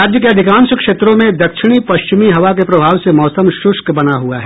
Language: Hindi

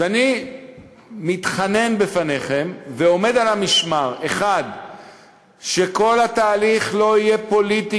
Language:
Hebrew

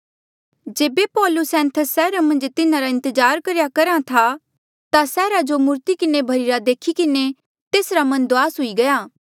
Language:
Mandeali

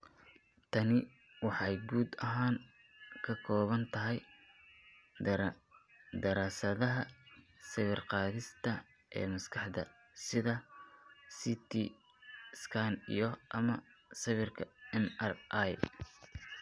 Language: Somali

